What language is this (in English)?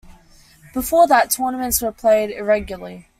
English